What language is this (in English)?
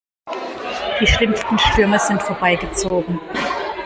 German